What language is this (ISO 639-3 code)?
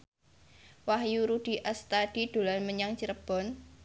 jav